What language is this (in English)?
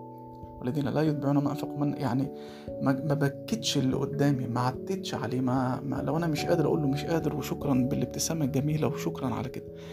Arabic